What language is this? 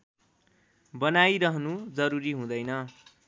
Nepali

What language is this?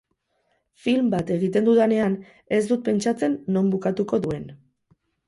Basque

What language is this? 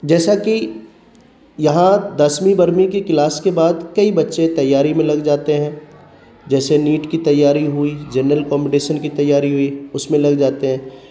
Urdu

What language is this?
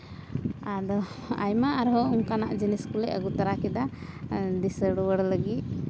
Santali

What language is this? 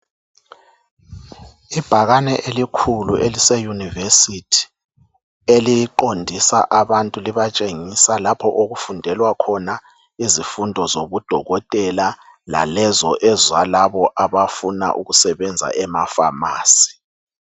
North Ndebele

